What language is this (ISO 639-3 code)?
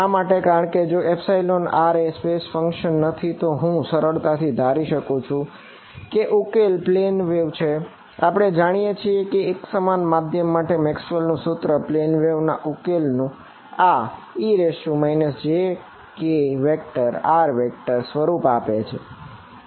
guj